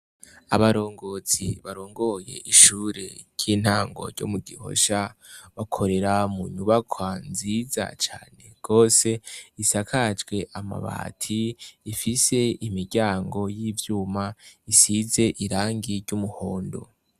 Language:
Rundi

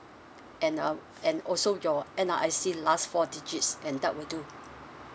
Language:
English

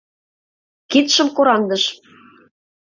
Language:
Mari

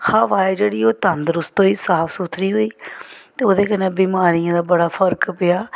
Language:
Dogri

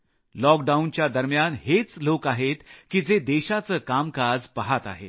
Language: Marathi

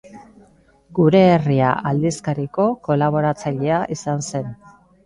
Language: Basque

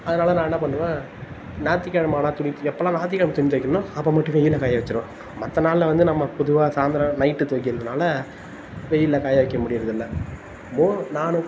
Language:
Tamil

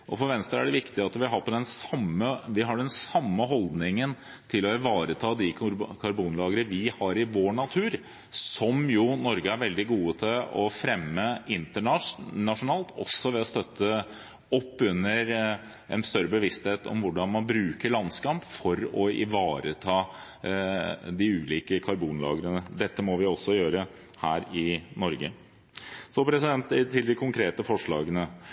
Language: Norwegian Bokmål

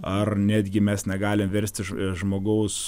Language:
Lithuanian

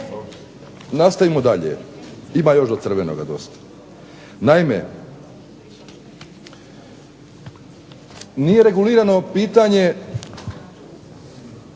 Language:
Croatian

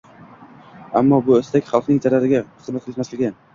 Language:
Uzbek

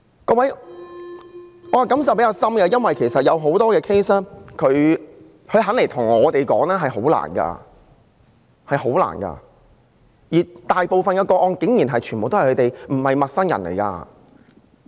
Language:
Cantonese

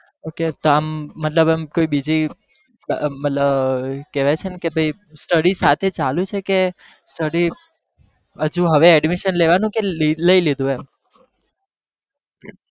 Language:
Gujarati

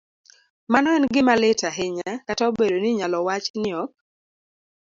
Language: Luo (Kenya and Tanzania)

